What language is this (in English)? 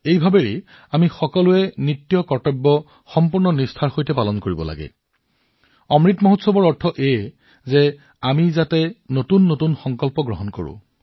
Assamese